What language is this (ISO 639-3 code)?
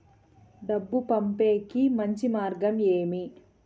tel